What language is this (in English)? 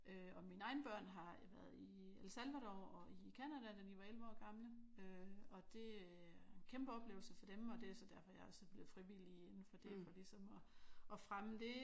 Danish